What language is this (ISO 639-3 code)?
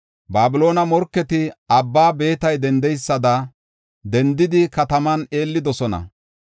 gof